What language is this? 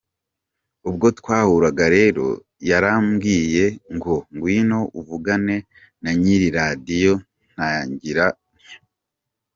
Kinyarwanda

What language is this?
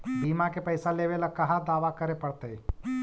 Magahi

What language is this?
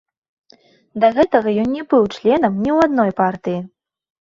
Belarusian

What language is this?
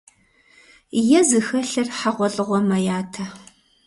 Kabardian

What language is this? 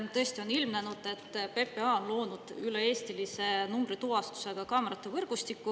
Estonian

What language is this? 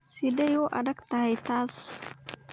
Somali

